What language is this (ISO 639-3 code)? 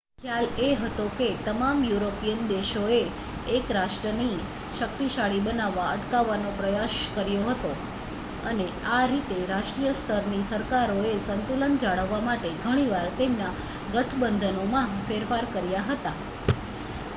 guj